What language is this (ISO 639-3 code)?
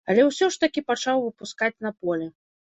bel